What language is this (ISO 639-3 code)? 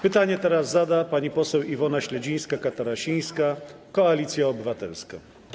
pol